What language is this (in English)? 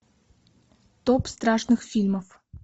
Russian